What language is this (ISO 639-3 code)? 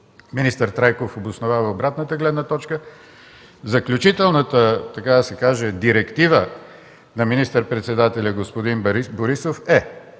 bul